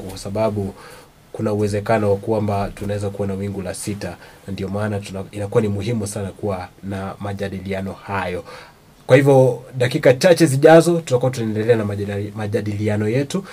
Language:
Swahili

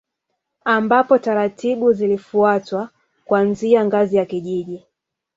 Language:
Swahili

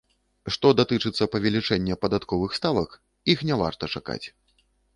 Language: Belarusian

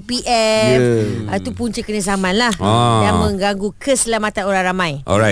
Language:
Malay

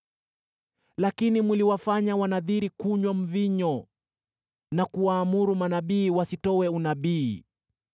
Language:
Swahili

